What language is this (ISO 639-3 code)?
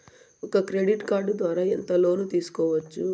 tel